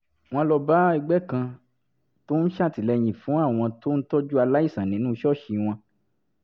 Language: Yoruba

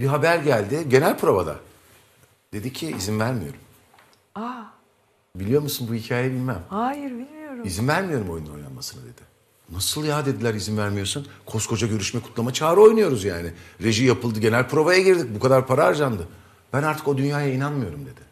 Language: Turkish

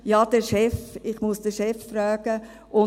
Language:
Swiss German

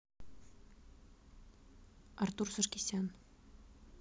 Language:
Russian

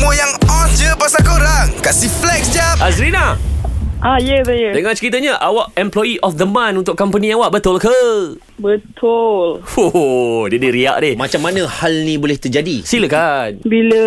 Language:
Malay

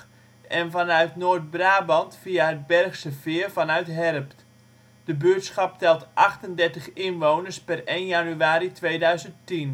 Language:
Dutch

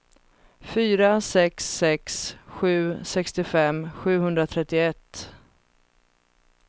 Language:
Swedish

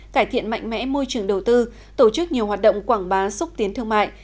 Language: Vietnamese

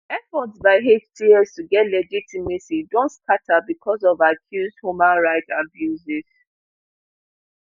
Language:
Nigerian Pidgin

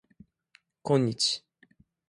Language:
Japanese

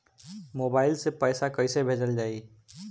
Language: Bhojpuri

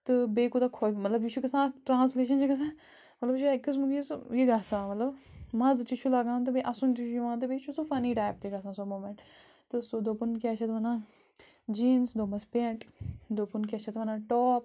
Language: Kashmiri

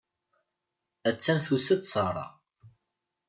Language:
Kabyle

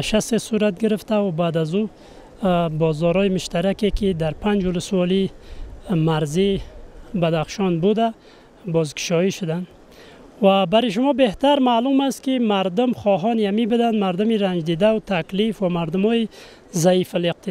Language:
Persian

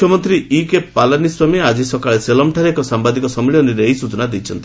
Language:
Odia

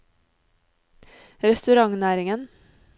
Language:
Norwegian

